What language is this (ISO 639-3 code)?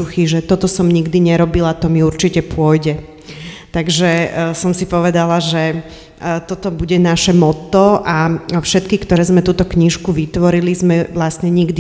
slk